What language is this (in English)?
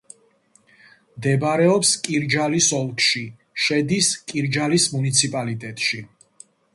Georgian